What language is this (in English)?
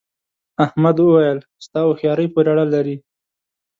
Pashto